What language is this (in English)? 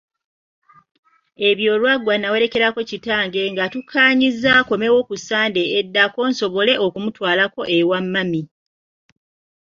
Ganda